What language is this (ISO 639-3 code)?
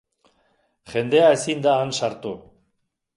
eus